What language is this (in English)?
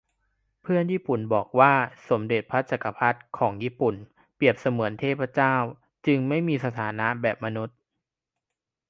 Thai